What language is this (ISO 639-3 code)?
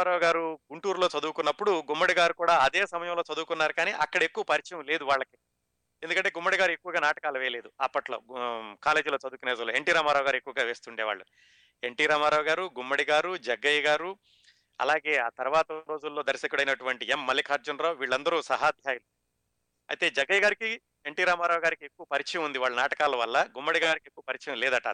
tel